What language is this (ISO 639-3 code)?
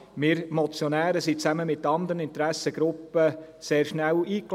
gsw